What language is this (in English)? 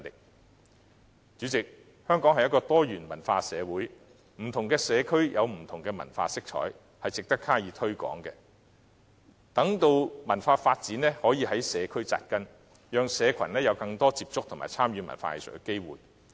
Cantonese